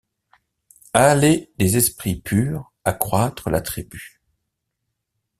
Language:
French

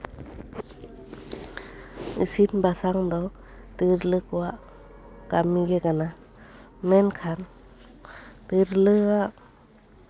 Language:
Santali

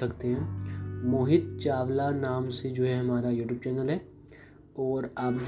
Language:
Hindi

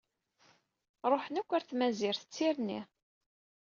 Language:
Kabyle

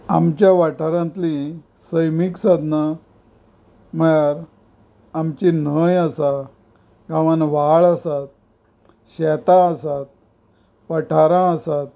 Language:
Konkani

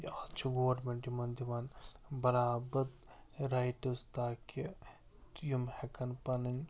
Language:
Kashmiri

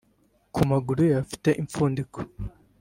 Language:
Kinyarwanda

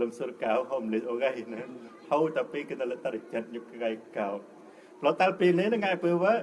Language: Thai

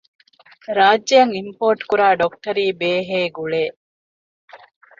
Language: Divehi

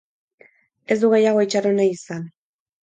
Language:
Basque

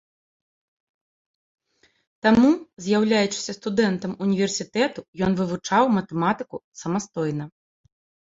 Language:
Belarusian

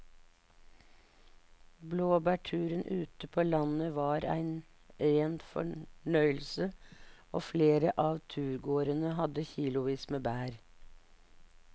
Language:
Norwegian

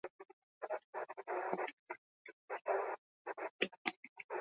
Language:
Basque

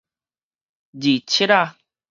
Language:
Min Nan Chinese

